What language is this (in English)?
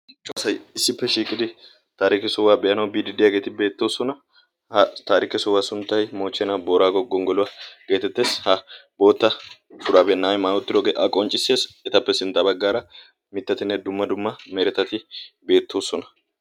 Wolaytta